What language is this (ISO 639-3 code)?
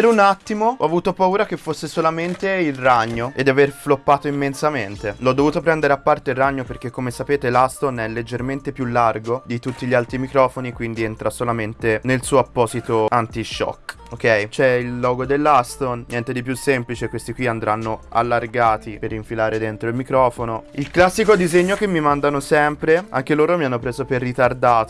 ita